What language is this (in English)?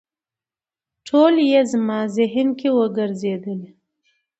Pashto